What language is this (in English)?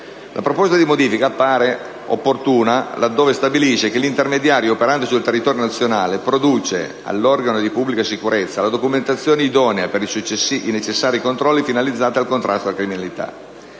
Italian